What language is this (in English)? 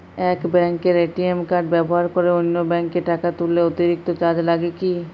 Bangla